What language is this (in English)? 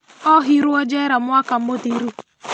Kikuyu